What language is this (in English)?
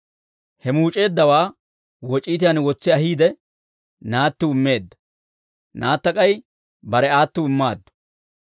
Dawro